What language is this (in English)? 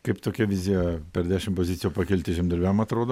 Lithuanian